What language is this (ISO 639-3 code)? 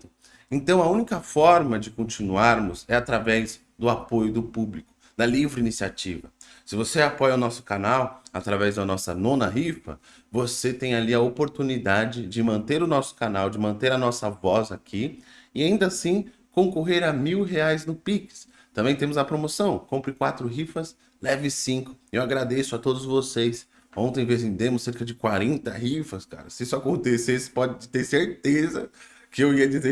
por